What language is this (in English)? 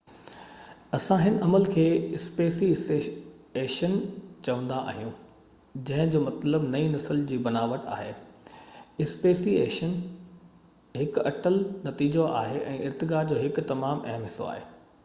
Sindhi